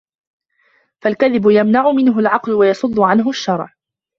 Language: Arabic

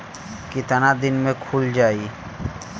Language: Bhojpuri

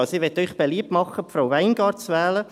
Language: Swiss German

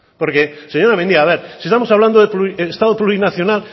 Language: Spanish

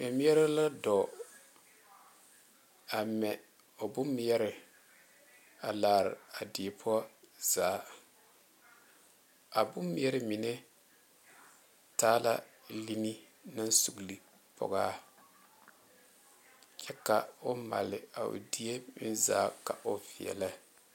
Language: Southern Dagaare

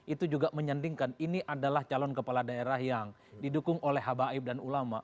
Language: Indonesian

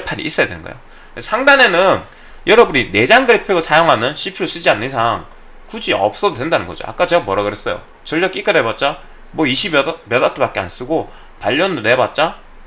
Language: Korean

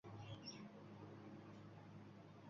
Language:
Uzbek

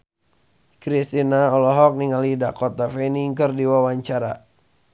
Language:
Sundanese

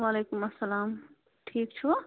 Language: Kashmiri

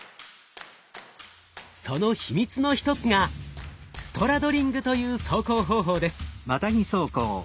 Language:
Japanese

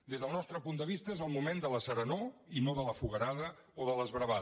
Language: Catalan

